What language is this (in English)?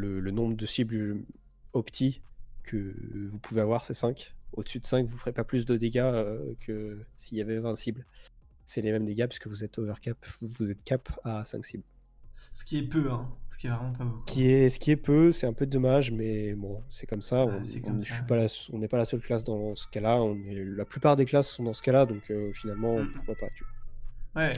French